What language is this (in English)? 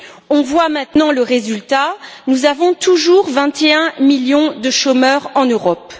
French